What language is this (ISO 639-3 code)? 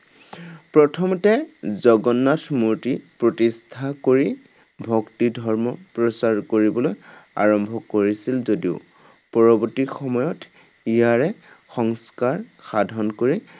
asm